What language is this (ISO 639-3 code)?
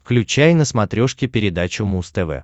rus